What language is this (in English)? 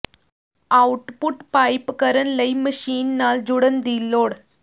Punjabi